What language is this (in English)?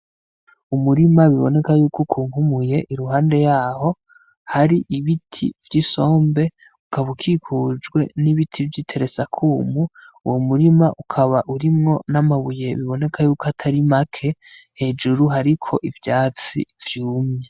Rundi